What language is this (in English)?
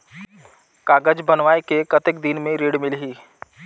Chhattisgarhi